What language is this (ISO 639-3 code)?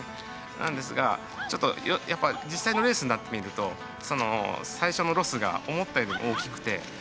jpn